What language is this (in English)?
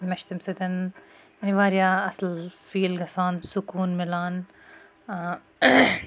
Kashmiri